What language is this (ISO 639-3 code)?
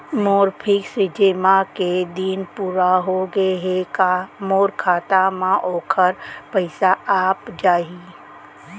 hne